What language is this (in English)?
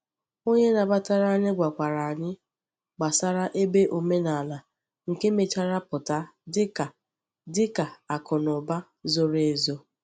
Igbo